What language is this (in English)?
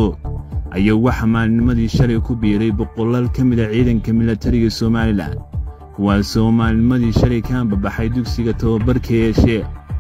Arabic